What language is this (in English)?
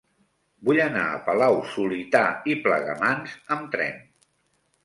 Catalan